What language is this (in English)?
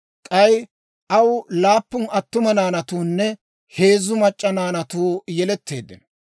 Dawro